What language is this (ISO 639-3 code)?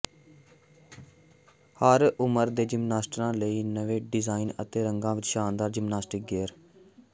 pan